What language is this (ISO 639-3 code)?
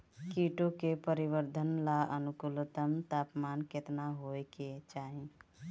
bho